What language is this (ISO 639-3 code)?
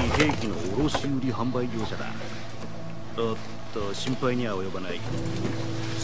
jpn